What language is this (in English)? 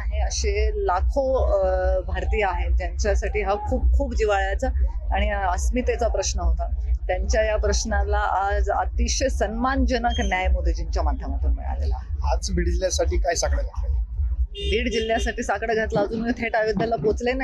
Marathi